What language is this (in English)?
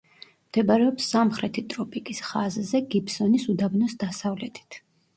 Georgian